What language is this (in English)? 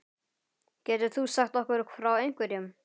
Icelandic